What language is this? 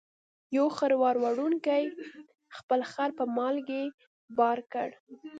Pashto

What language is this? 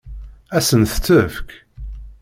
Kabyle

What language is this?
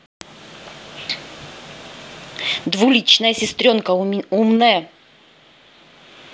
Russian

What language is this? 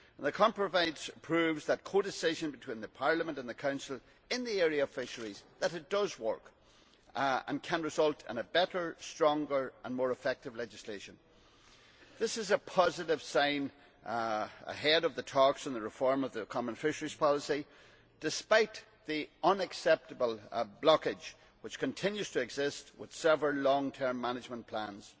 English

